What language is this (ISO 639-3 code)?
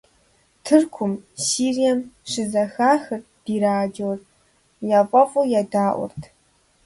kbd